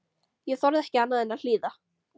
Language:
Icelandic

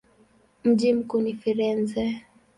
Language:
Swahili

